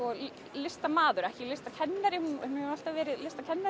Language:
Icelandic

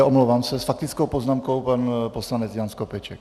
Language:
Czech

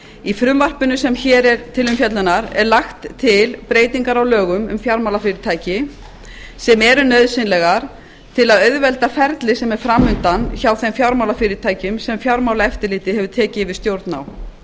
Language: Icelandic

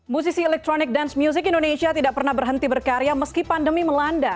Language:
Indonesian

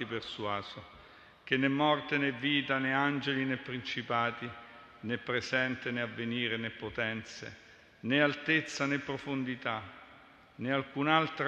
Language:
Italian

